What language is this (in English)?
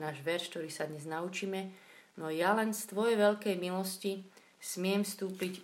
Slovak